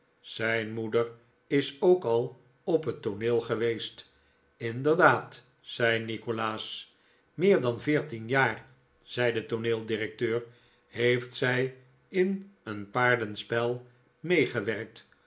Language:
Dutch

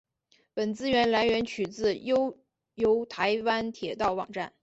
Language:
Chinese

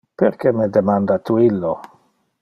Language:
Interlingua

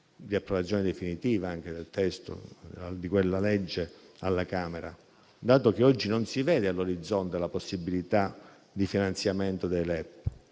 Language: Italian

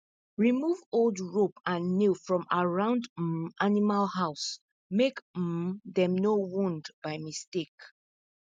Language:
Nigerian Pidgin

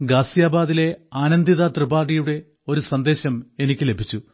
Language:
Malayalam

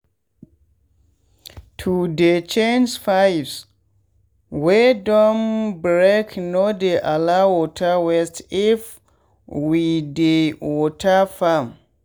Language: Nigerian Pidgin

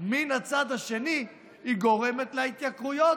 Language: Hebrew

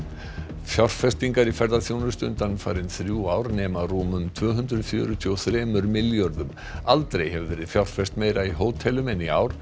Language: Icelandic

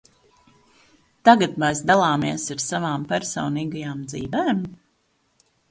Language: Latvian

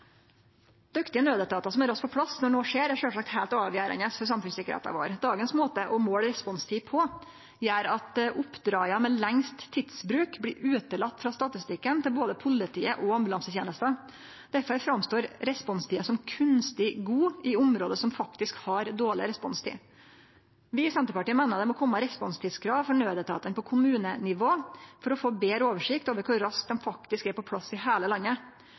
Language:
Norwegian Nynorsk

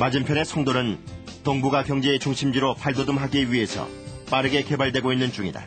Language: Korean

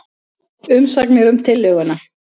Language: Icelandic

